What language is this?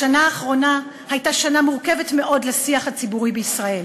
Hebrew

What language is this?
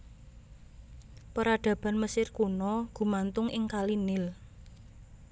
Javanese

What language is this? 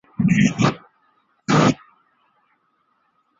Chinese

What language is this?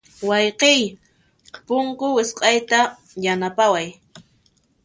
Puno Quechua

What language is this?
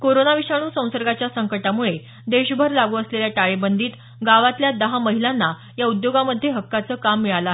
Marathi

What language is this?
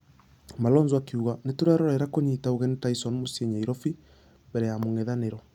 Kikuyu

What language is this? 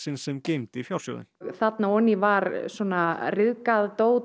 Icelandic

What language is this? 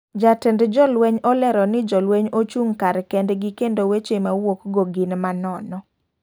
Luo (Kenya and Tanzania)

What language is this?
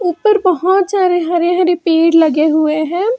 Hindi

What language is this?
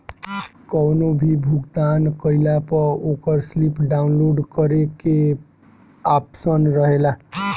Bhojpuri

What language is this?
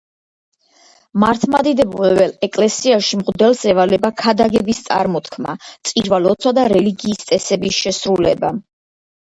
Georgian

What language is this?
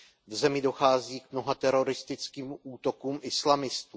Czech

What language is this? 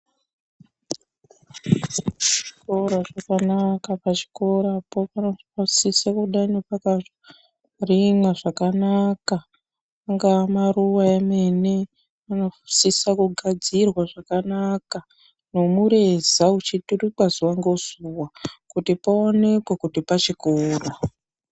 Ndau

